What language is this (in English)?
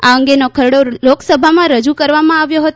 Gujarati